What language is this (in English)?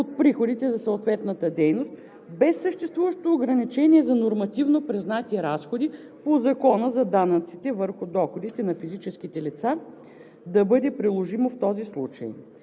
Bulgarian